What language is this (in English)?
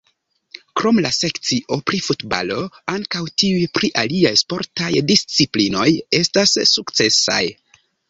Esperanto